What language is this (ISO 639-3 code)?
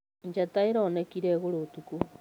kik